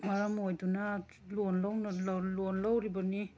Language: Manipuri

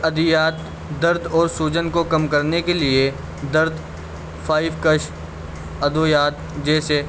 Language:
Urdu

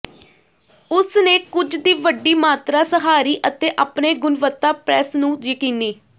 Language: Punjabi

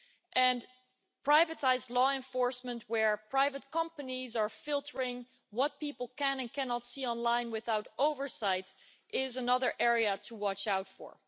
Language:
English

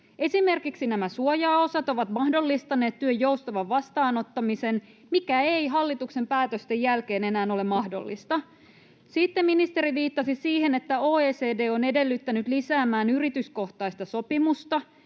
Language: Finnish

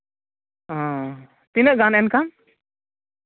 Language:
Santali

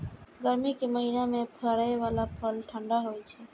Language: Maithili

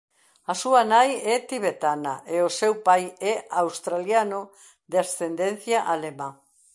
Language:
Galician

